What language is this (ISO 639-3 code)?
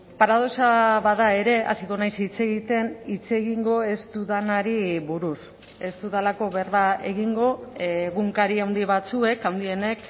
eus